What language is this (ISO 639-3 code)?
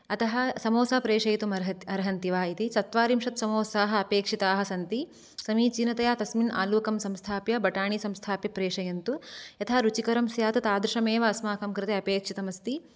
san